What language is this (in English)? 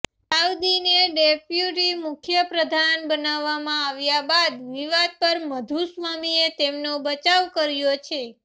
Gujarati